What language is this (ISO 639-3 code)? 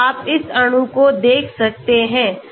hin